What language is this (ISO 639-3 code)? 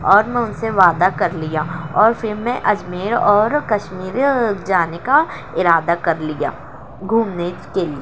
urd